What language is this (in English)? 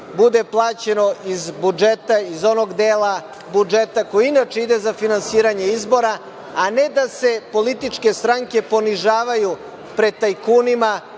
Serbian